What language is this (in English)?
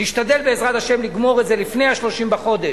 Hebrew